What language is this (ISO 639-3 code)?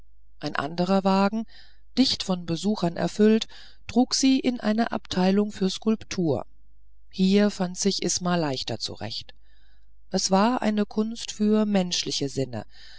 deu